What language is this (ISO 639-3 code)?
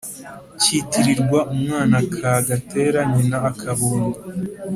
kin